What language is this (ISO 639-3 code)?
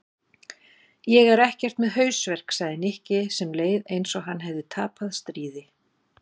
isl